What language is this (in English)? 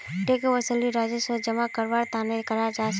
Magahi